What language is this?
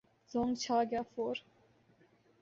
Urdu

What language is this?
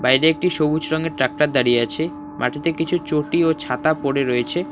Bangla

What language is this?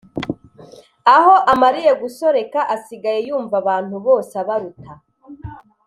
Kinyarwanda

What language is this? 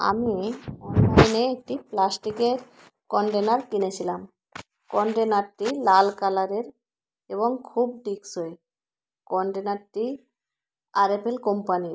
Bangla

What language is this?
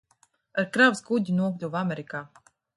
Latvian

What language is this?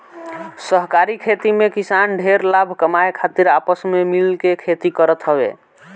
Bhojpuri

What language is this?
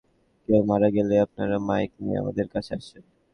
Bangla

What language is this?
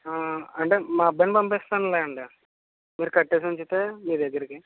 Telugu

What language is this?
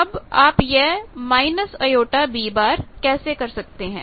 Hindi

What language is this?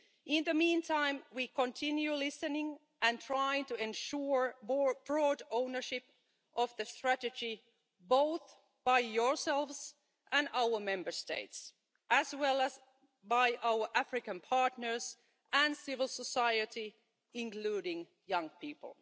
English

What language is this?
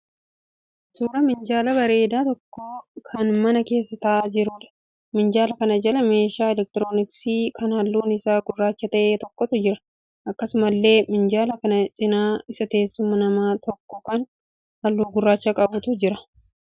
Oromo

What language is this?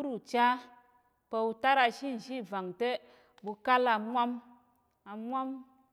Tarok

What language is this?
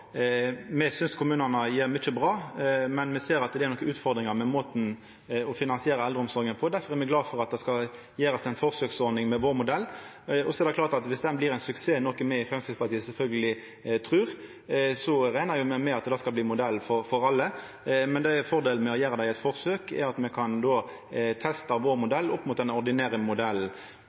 Norwegian Nynorsk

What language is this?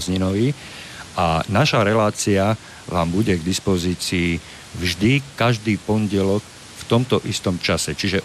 Slovak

